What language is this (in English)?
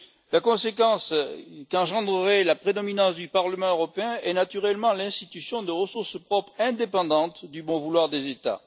French